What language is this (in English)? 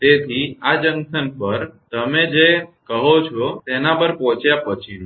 Gujarati